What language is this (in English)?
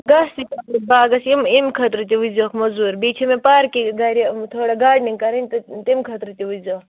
Kashmiri